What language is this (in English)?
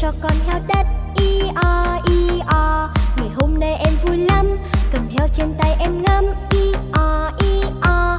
Vietnamese